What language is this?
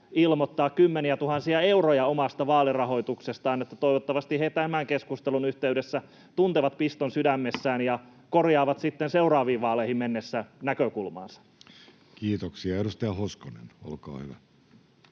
Finnish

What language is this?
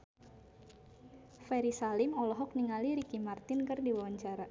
Sundanese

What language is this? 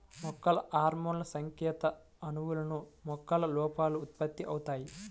Telugu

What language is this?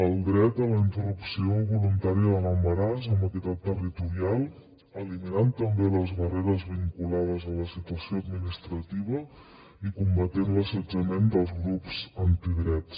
Catalan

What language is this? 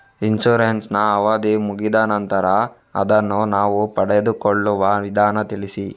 Kannada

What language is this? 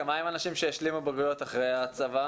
Hebrew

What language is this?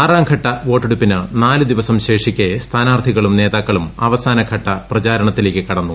Malayalam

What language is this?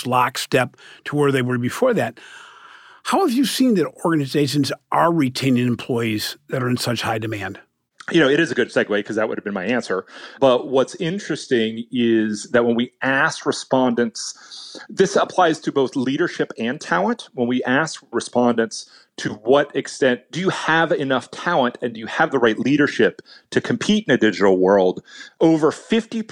English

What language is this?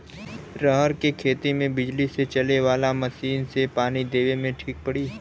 Bhojpuri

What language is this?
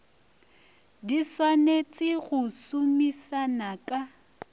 Northern Sotho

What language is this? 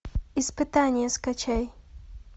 Russian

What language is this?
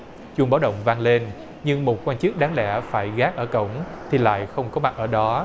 Vietnamese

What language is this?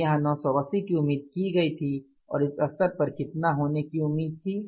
Hindi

